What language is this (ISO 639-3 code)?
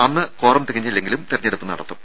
mal